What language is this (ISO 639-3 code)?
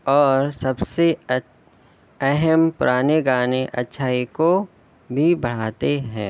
urd